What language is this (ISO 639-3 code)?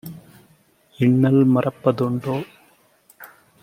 tam